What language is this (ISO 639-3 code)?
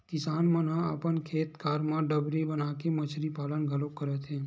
hne